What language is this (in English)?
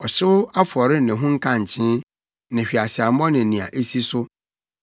Akan